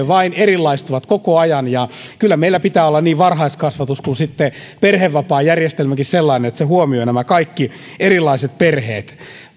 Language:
Finnish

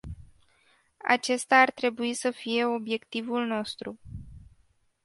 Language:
Romanian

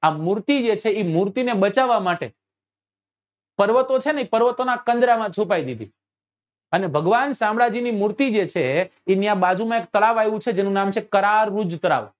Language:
Gujarati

